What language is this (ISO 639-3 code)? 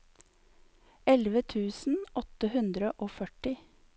nor